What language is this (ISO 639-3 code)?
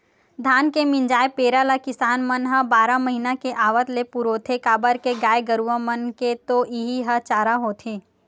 hne